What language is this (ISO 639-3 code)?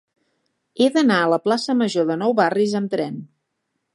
cat